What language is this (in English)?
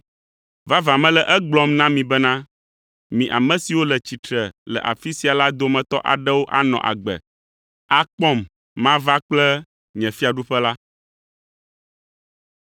Ewe